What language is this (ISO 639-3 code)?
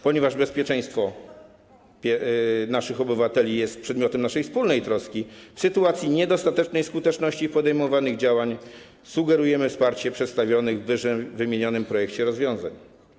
pol